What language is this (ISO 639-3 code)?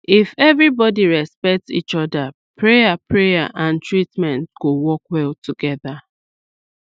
pcm